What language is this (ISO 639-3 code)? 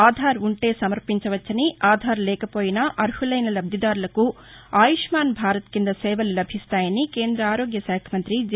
tel